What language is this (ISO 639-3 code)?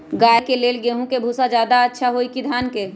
mag